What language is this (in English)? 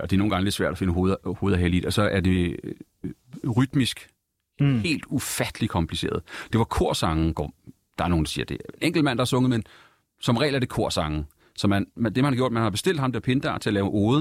Danish